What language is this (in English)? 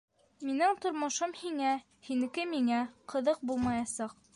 Bashkir